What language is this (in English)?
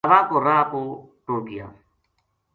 Gujari